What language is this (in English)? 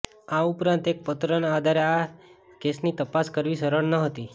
Gujarati